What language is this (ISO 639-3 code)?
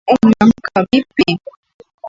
swa